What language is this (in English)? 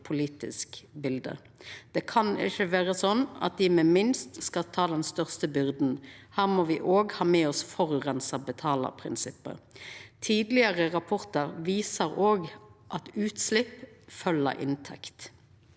Norwegian